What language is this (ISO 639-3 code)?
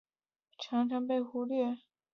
zho